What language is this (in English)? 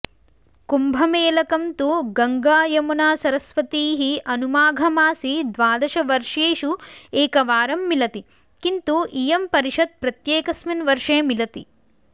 Sanskrit